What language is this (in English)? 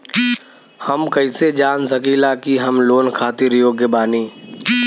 Bhojpuri